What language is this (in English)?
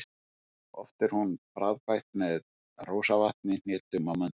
Icelandic